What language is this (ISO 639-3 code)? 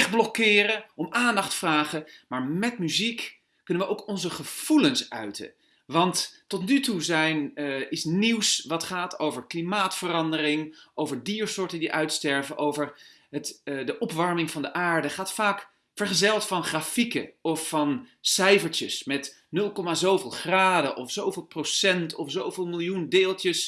nld